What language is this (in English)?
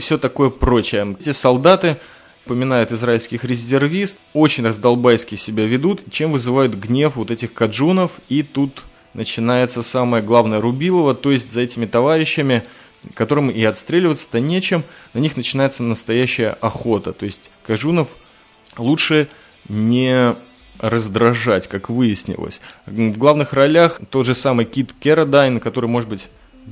Russian